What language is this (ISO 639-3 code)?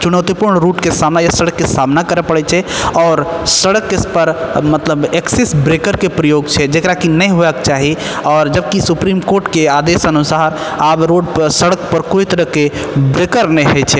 mai